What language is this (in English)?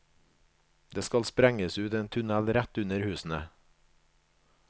Norwegian